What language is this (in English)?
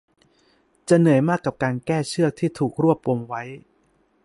Thai